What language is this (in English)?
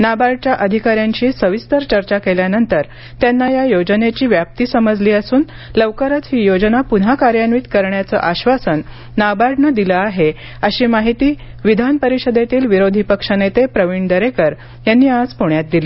Marathi